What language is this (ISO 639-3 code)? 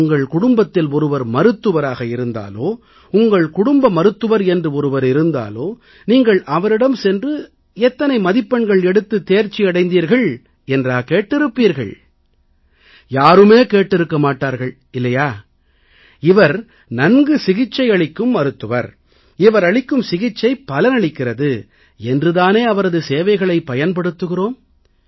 tam